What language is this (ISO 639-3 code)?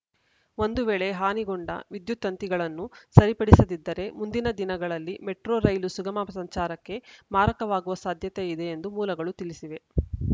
kan